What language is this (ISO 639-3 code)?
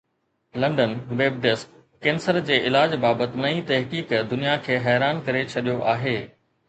snd